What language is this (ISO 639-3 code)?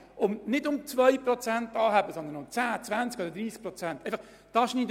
gsw